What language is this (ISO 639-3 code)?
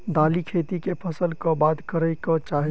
mai